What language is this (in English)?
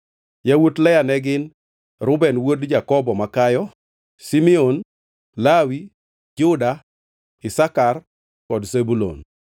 Luo (Kenya and Tanzania)